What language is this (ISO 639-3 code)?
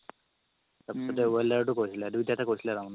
asm